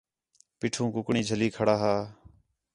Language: Khetrani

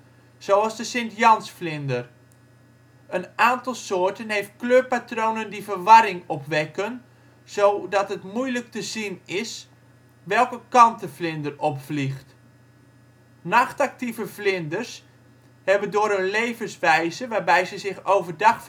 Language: Dutch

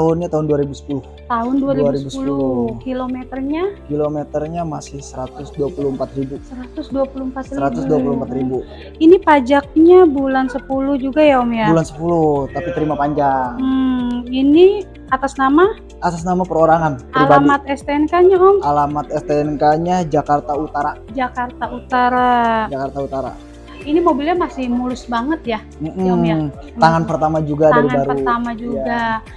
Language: Indonesian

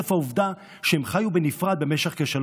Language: Hebrew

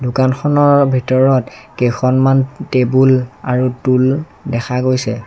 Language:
Assamese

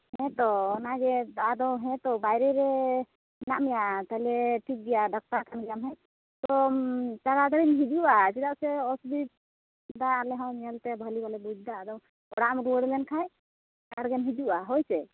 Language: Santali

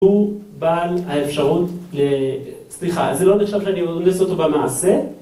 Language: Hebrew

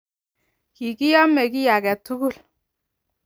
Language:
Kalenjin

